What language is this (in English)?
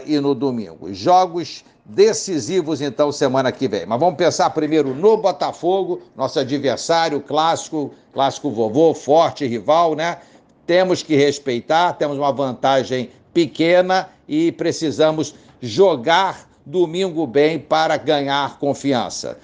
Portuguese